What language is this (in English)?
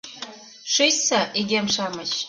Mari